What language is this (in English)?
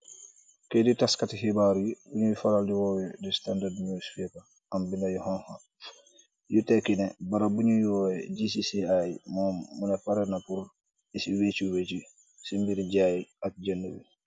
Wolof